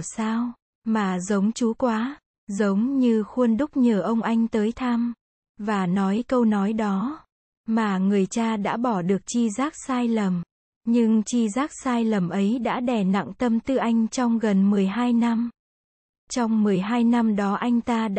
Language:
Vietnamese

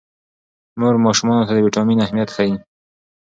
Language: Pashto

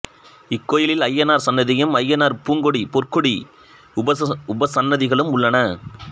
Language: Tamil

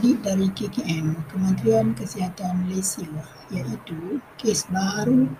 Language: Malay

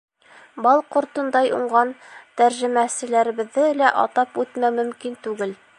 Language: Bashkir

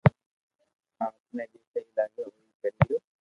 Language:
Loarki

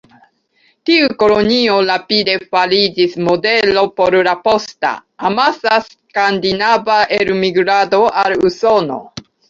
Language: Esperanto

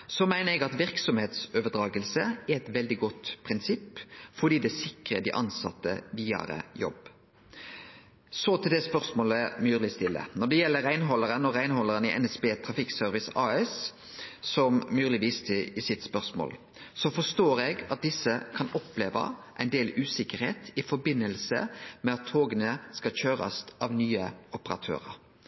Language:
Norwegian Nynorsk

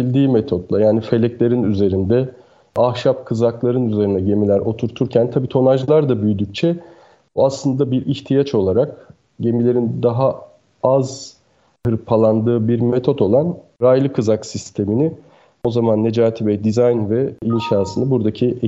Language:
Turkish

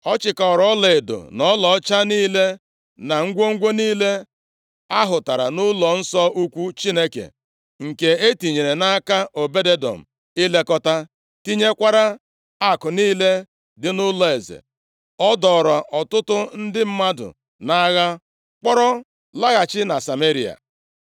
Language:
Igbo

